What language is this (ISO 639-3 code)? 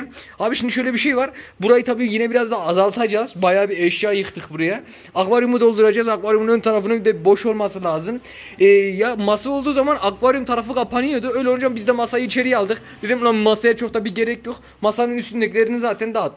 tur